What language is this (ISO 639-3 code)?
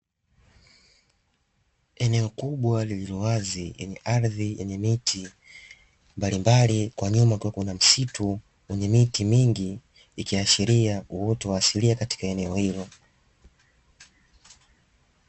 swa